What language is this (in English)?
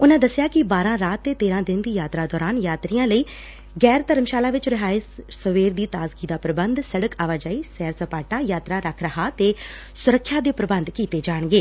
Punjabi